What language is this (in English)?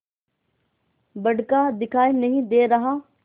Hindi